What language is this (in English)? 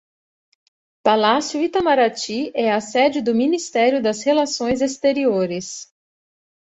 Portuguese